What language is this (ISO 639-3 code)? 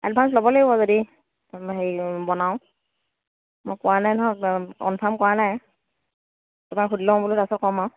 asm